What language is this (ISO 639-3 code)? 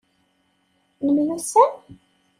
kab